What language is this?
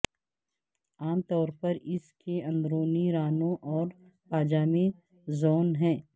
Urdu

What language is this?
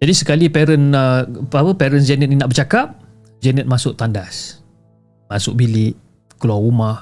Malay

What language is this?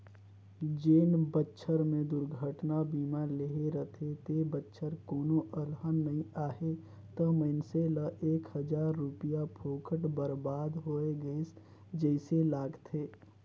Chhattisgarhi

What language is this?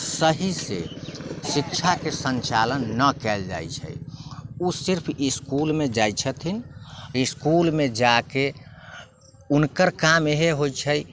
Maithili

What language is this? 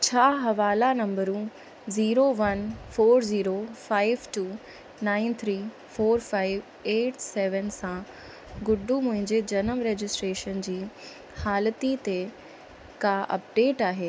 Sindhi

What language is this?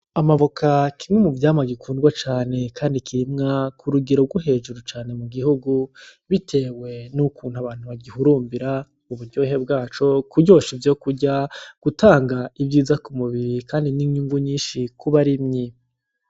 Rundi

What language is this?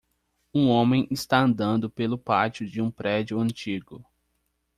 Portuguese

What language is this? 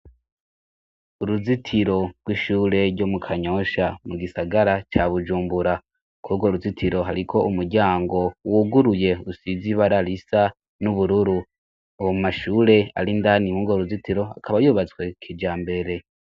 Rundi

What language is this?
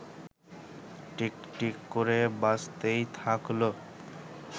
Bangla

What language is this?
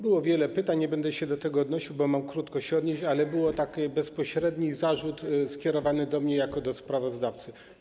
Polish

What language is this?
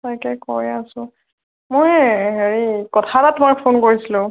Assamese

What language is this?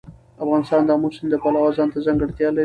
Pashto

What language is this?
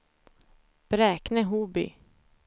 Swedish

